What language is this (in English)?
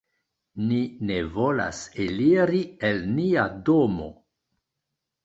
Esperanto